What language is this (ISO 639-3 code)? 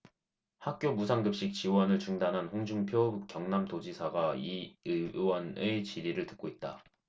kor